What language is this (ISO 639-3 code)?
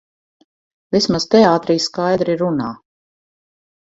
lav